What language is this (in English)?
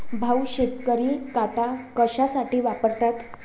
Marathi